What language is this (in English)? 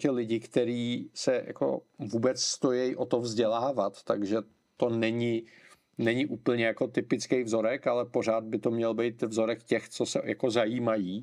Czech